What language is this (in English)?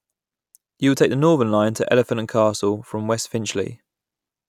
English